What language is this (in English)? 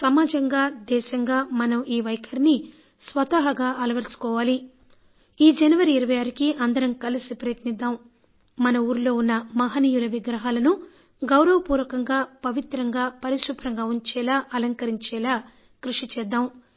Telugu